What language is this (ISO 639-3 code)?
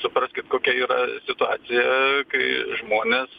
lit